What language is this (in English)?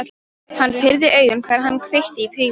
Icelandic